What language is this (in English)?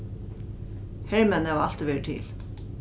Faroese